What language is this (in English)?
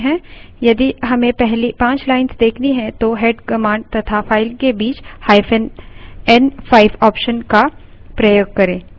Hindi